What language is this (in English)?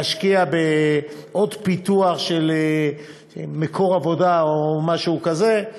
Hebrew